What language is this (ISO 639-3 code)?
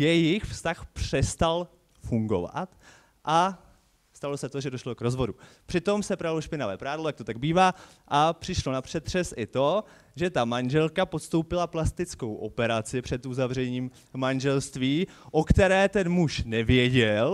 ces